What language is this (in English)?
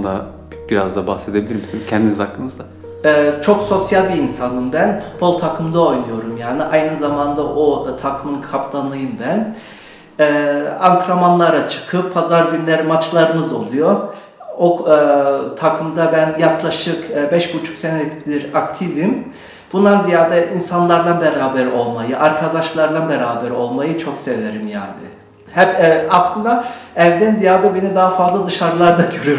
Turkish